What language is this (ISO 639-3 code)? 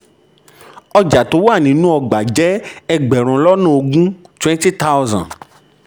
yor